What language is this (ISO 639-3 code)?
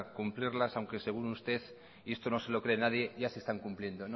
spa